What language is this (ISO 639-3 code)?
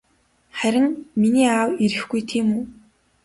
mon